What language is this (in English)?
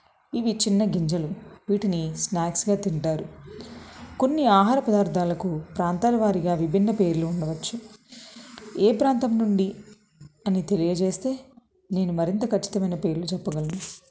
Telugu